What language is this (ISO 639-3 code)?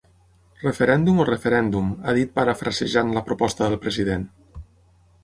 cat